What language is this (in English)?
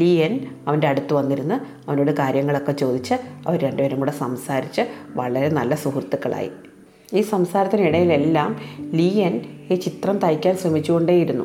Malayalam